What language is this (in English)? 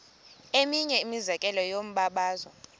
Xhosa